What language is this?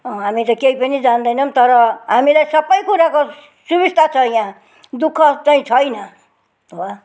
Nepali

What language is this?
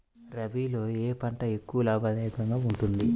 Telugu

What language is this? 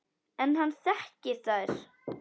Icelandic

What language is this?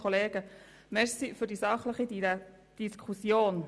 Swiss German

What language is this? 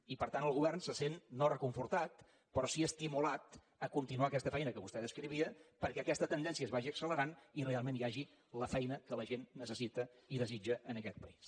Catalan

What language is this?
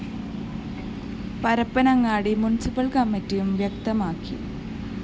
Malayalam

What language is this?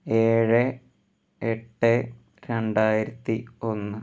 Malayalam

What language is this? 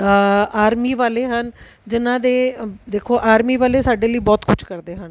Punjabi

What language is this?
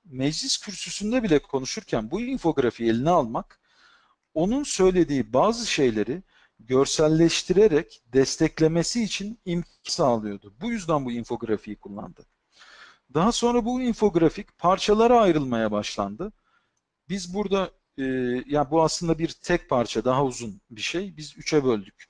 Turkish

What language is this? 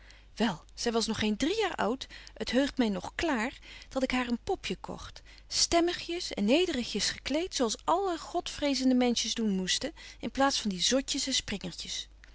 Dutch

